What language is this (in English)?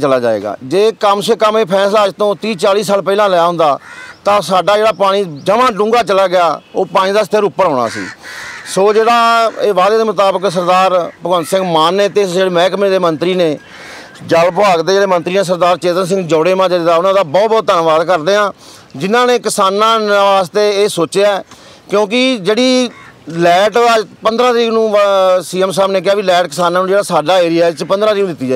Punjabi